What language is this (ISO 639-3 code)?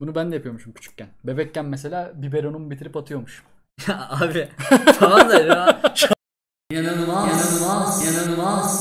tur